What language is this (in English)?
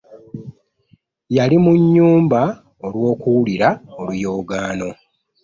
Ganda